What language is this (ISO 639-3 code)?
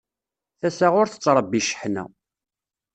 kab